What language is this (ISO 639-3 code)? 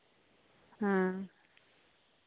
sat